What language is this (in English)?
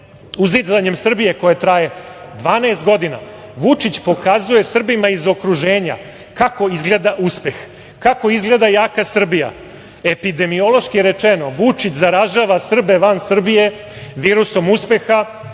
Serbian